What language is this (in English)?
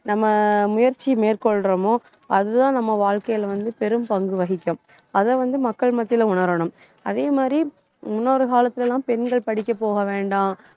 Tamil